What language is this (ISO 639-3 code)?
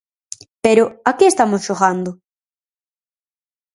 glg